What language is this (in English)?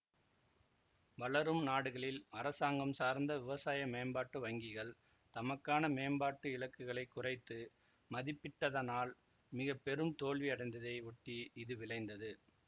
Tamil